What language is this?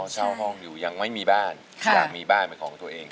Thai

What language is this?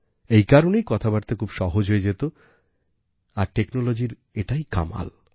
Bangla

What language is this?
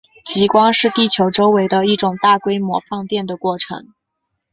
Chinese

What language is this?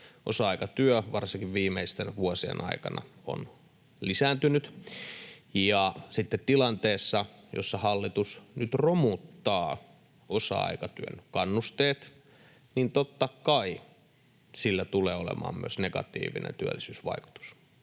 Finnish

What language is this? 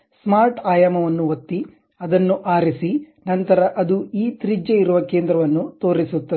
Kannada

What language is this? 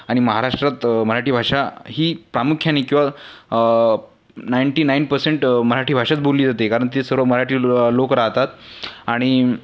Marathi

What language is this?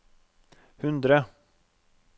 Norwegian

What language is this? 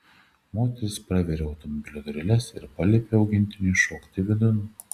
Lithuanian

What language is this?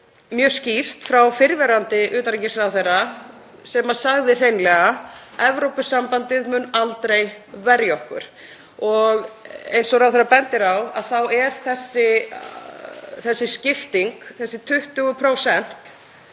Icelandic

